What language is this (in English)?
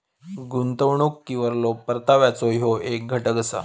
Marathi